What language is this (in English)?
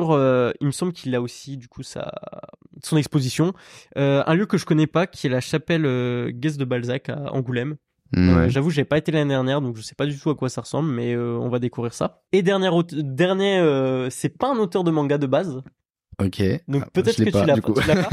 French